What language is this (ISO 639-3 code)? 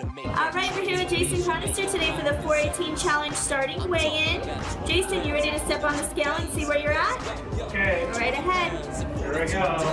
eng